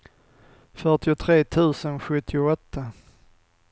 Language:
Swedish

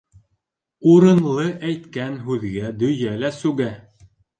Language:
Bashkir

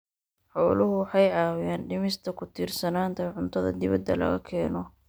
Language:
Somali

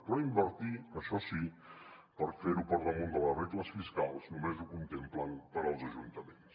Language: Catalan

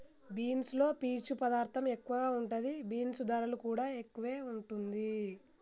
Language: Telugu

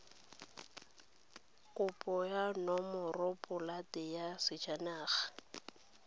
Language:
Tswana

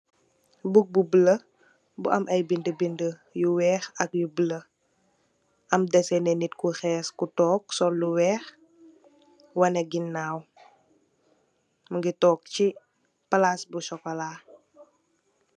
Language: Wolof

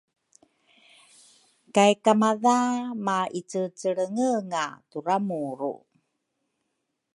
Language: Rukai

